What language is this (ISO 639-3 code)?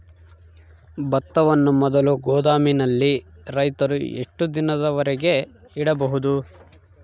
kan